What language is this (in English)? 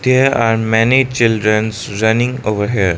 English